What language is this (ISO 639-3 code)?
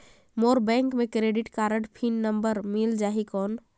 hne